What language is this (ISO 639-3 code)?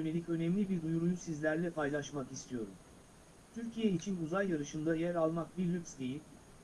tur